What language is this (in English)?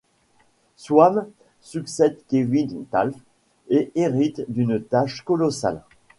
French